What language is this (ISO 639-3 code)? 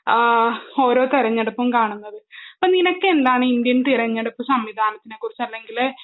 mal